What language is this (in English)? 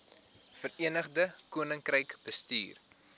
Afrikaans